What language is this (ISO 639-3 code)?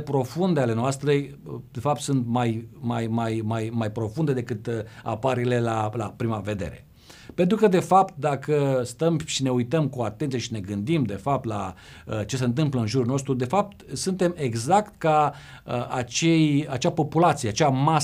ron